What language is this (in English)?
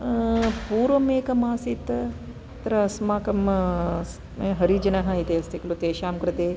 Sanskrit